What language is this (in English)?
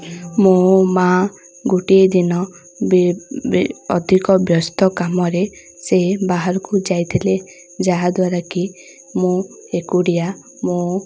Odia